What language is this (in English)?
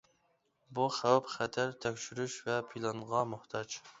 Uyghur